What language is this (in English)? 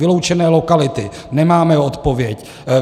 Czech